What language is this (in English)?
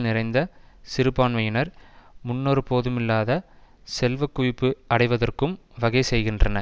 Tamil